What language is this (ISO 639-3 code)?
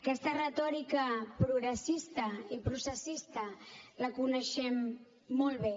cat